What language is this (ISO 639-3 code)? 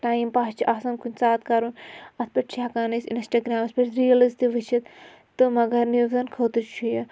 kas